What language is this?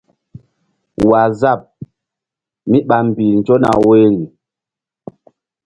Mbum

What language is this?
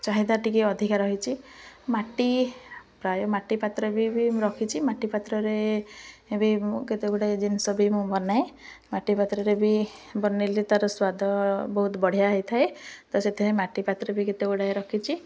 Odia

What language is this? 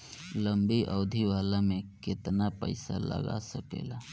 Bhojpuri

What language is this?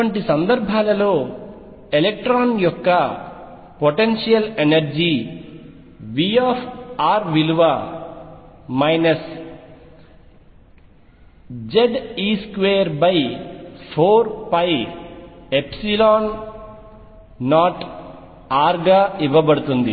Telugu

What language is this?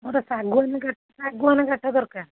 Odia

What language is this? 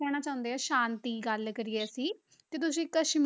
Punjabi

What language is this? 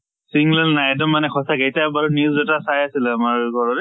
Assamese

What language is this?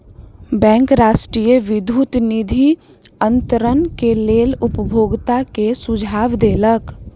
Maithili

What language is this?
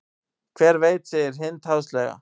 Icelandic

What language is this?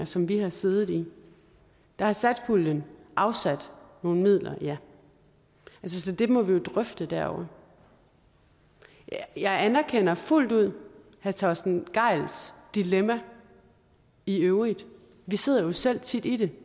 Danish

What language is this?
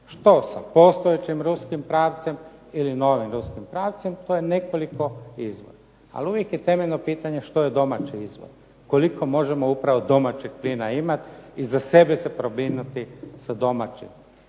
Croatian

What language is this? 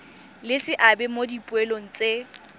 Tswana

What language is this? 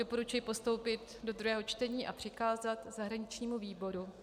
Czech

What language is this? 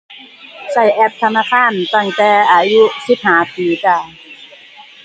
Thai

